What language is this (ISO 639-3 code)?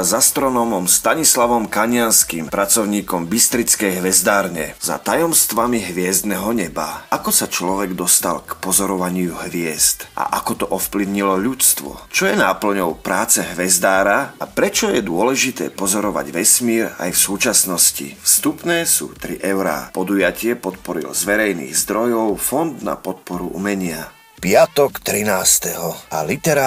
slk